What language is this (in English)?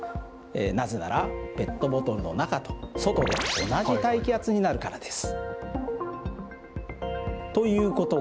Japanese